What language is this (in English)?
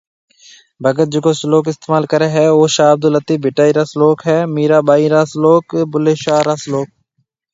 Marwari (Pakistan)